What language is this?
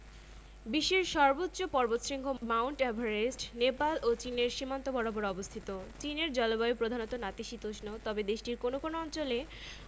Bangla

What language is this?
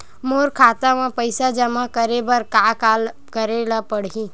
Chhattisgarhi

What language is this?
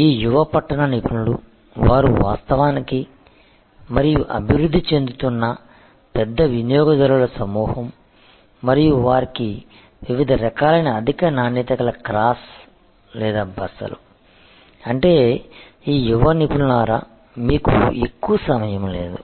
Telugu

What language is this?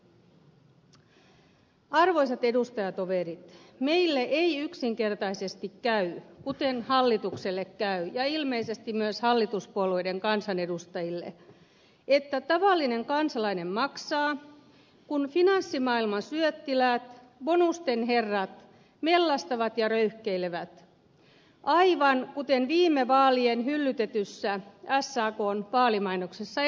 Finnish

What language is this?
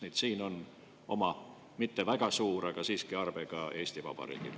Estonian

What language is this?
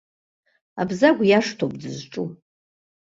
Abkhazian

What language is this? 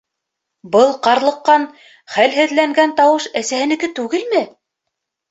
Bashkir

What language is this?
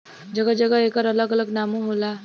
Bhojpuri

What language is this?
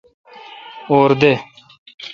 Kalkoti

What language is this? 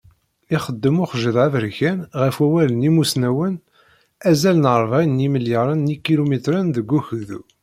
Kabyle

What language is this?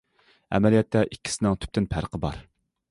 Uyghur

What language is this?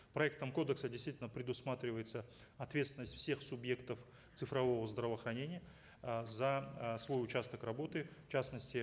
Kazakh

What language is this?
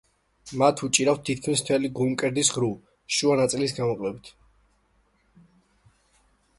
Georgian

